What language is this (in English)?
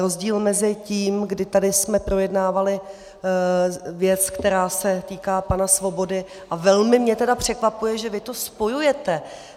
Czech